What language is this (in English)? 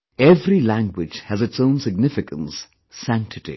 English